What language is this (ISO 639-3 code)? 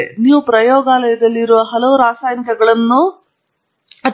kan